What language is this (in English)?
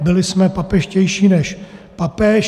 Czech